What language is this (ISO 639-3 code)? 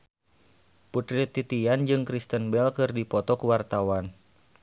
sun